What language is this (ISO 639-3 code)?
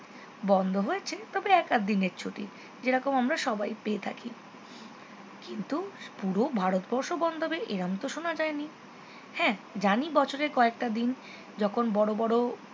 ben